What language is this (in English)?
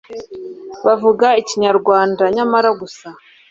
Kinyarwanda